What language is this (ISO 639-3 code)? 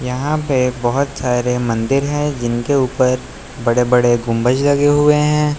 hin